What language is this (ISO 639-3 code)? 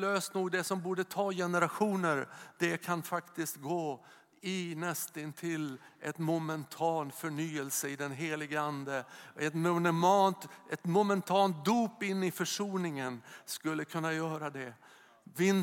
swe